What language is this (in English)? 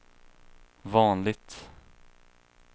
Swedish